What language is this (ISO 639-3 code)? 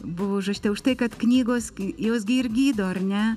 lit